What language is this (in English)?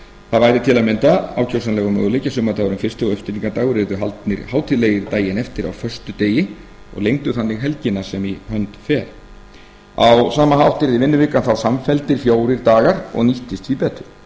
Icelandic